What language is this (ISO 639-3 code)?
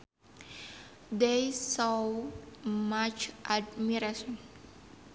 sun